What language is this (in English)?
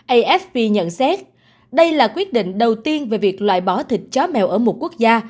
Vietnamese